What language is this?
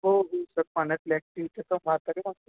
Marathi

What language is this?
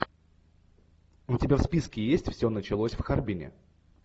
Russian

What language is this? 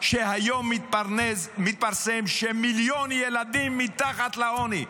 Hebrew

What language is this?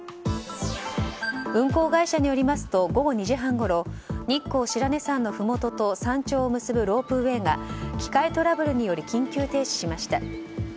Japanese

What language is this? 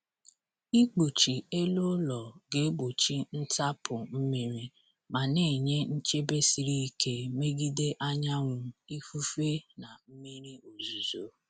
Igbo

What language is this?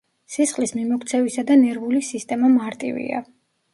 Georgian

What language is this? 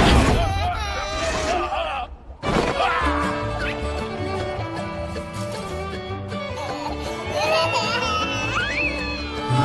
English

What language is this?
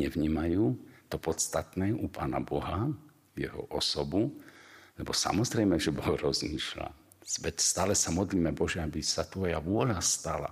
Slovak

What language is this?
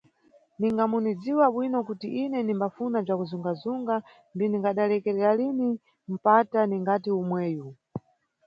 Nyungwe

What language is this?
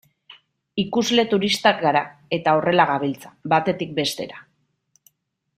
Basque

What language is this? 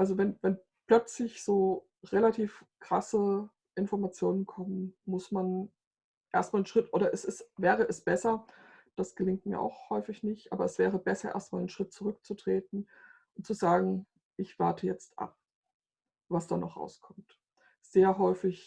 German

